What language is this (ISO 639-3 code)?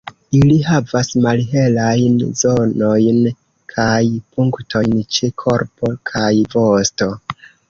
epo